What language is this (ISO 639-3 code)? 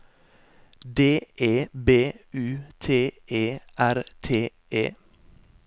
nor